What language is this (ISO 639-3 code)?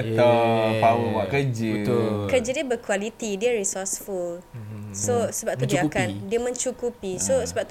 msa